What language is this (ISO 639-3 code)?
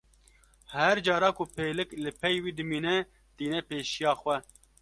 kur